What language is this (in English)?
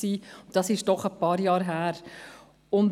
Swiss German